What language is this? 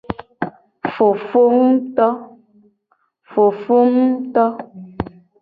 Gen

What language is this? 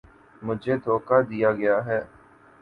Urdu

